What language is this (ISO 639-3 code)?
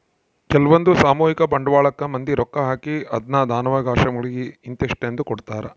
kan